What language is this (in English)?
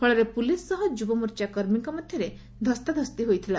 Odia